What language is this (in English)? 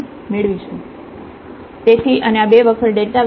Gujarati